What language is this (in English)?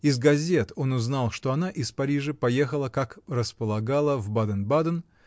Russian